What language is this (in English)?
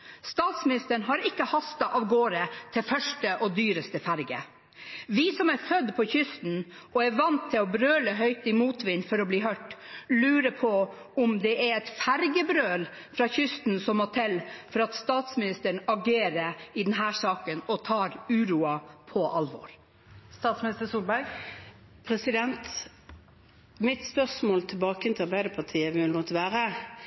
Norwegian Bokmål